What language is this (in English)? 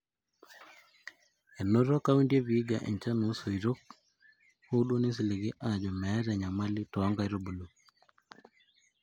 Masai